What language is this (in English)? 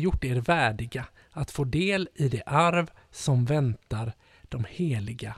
Swedish